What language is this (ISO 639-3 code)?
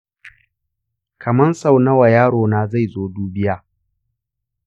hau